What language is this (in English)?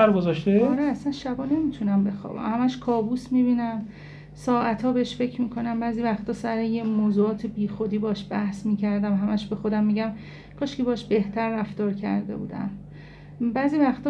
Persian